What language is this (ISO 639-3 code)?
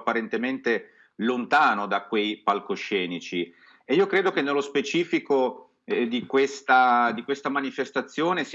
ita